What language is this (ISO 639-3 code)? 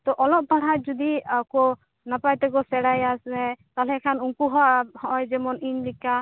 sat